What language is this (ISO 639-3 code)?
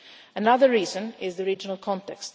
eng